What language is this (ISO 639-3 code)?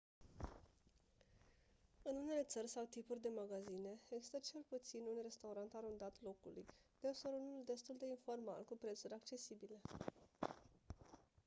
ron